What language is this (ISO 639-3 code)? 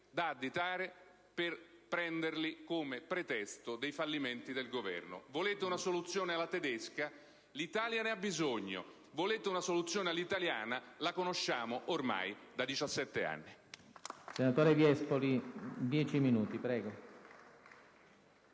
ita